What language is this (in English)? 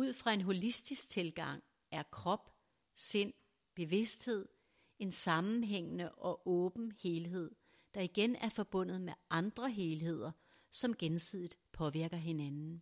Danish